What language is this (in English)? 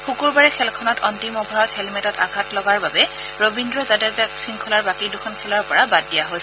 Assamese